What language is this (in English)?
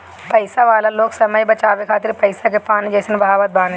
Bhojpuri